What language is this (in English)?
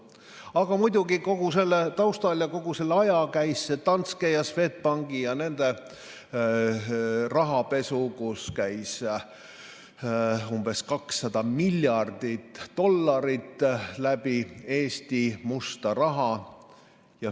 Estonian